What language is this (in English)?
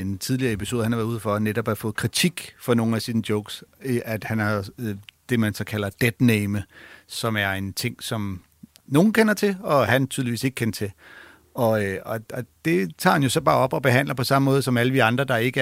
Danish